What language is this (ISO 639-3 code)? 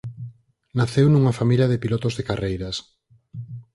glg